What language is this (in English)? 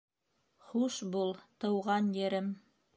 Bashkir